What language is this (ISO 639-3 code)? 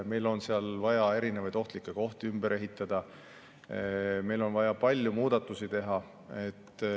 est